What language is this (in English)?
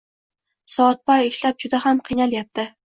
Uzbek